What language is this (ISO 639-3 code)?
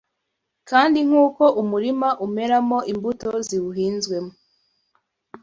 kin